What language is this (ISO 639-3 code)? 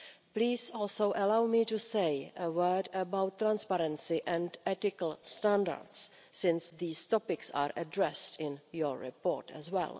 eng